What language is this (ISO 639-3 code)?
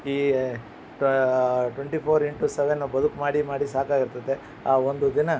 kan